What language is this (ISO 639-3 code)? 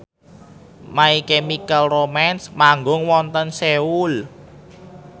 jav